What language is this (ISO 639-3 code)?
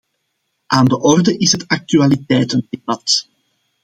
nld